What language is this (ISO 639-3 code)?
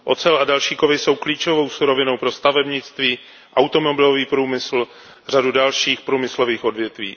ces